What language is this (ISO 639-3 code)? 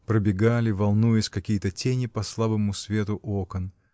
rus